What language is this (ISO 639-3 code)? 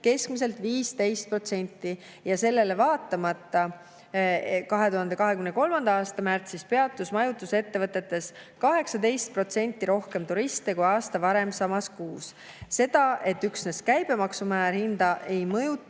est